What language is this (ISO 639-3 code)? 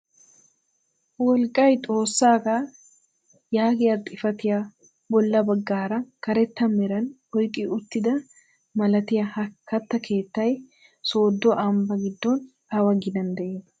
wal